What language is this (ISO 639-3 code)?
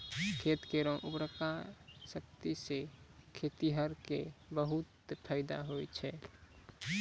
mai